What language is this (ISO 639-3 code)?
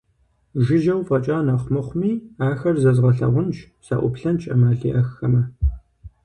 kbd